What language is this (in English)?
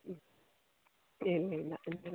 Malayalam